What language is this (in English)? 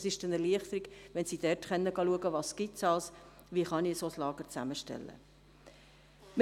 Swiss German